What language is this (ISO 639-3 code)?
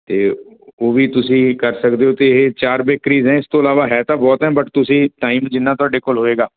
pan